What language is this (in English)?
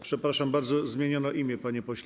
Polish